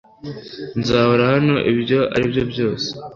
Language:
Kinyarwanda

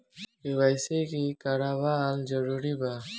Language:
Bhojpuri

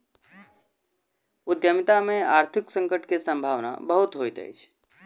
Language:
Maithili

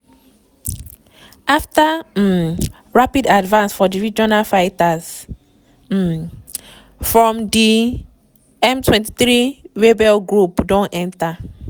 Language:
Nigerian Pidgin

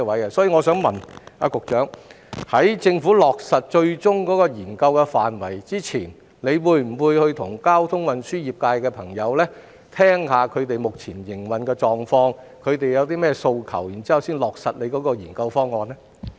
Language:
Cantonese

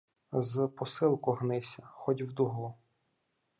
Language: Ukrainian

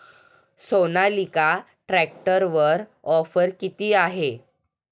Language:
Marathi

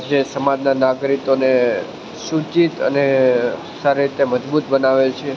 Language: Gujarati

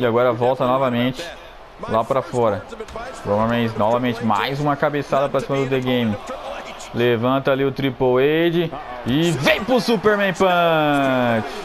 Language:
Portuguese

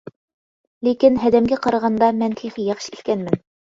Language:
Uyghur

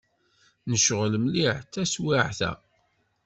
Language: Kabyle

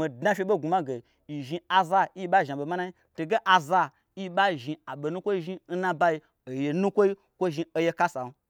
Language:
Gbagyi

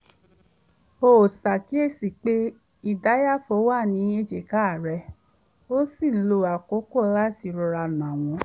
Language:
Yoruba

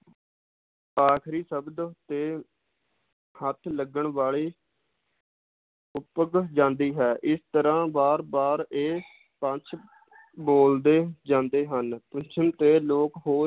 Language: Punjabi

